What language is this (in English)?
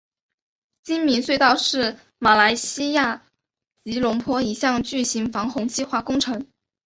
Chinese